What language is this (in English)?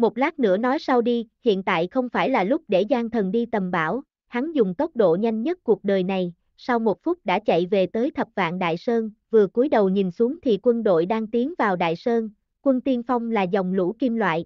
Vietnamese